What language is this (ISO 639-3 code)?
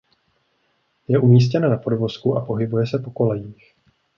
ces